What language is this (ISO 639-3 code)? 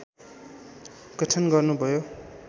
nep